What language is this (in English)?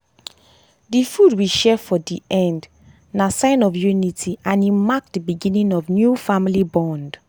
Nigerian Pidgin